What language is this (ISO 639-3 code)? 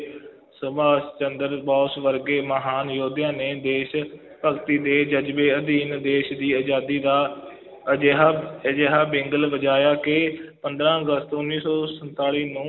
pan